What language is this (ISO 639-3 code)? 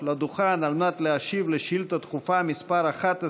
heb